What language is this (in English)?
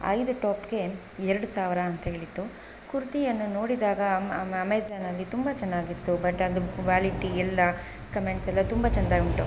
Kannada